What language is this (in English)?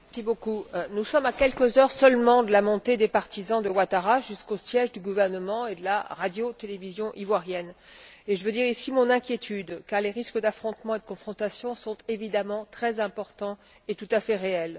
French